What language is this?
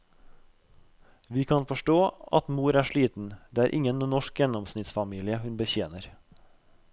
Norwegian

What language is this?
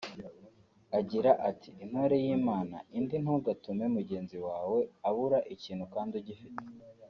Kinyarwanda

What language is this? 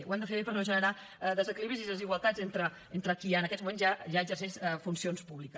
Catalan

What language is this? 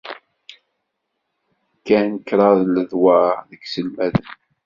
Kabyle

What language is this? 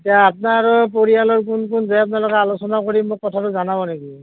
Assamese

